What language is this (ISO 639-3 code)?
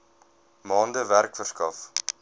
afr